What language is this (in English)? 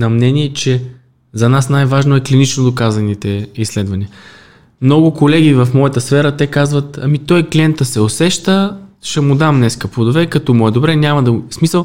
Bulgarian